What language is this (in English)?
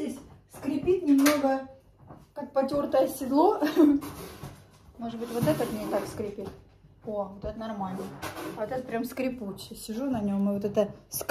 Russian